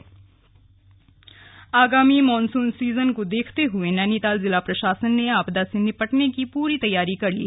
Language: Hindi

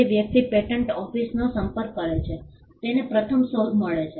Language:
Gujarati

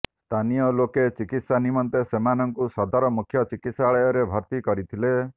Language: Odia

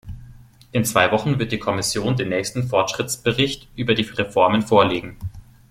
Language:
German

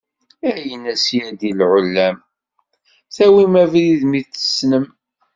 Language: Kabyle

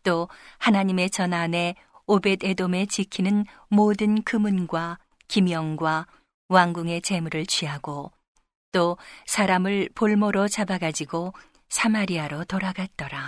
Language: Korean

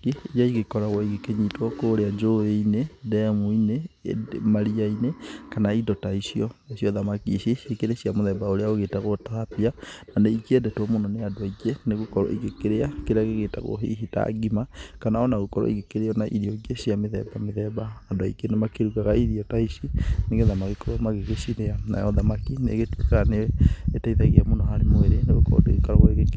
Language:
Kikuyu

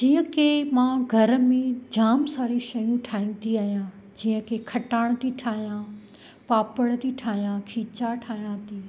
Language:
Sindhi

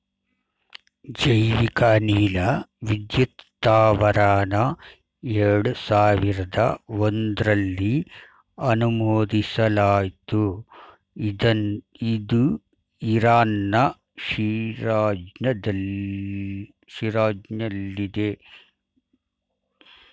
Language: Kannada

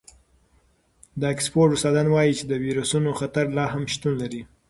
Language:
Pashto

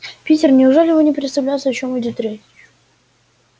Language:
Russian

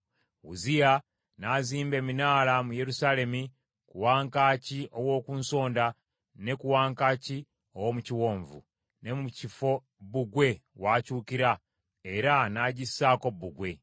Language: Ganda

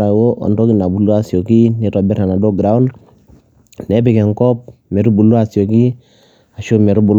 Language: Masai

